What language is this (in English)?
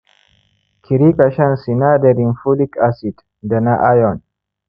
Hausa